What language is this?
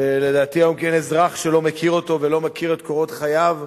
Hebrew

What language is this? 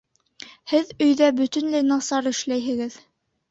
Bashkir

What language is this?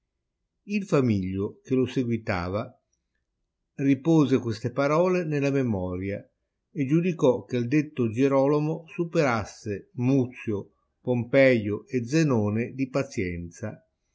Italian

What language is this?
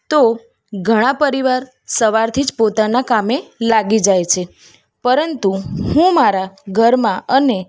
Gujarati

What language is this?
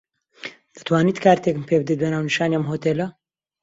Central Kurdish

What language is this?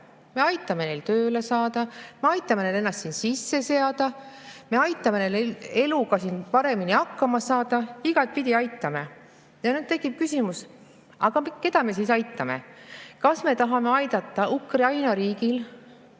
Estonian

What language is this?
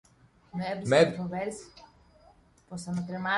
Greek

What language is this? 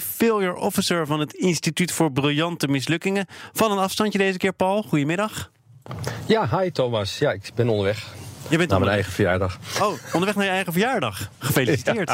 Dutch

